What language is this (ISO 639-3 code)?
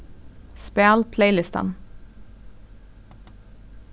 fao